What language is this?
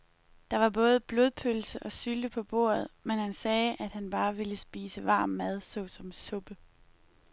Danish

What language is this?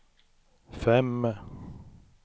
Swedish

